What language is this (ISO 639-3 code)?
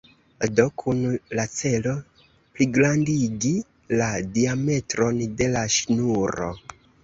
epo